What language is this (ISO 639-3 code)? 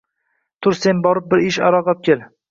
uzb